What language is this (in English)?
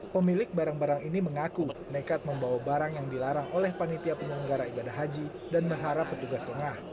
Indonesian